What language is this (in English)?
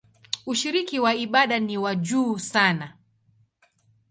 Swahili